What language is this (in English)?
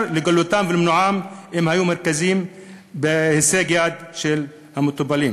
Hebrew